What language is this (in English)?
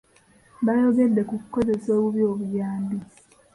Ganda